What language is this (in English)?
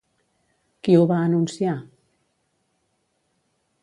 Catalan